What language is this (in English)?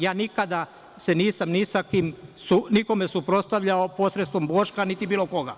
Serbian